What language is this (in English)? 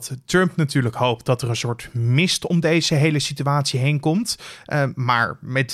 Dutch